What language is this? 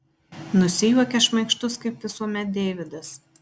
Lithuanian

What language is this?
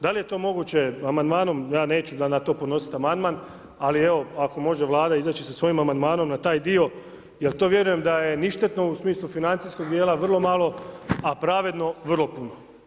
Croatian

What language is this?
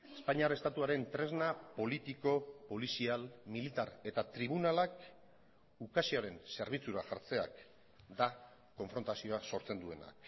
Basque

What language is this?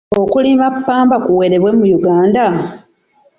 Ganda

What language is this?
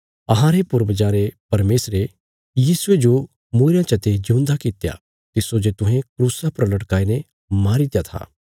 Bilaspuri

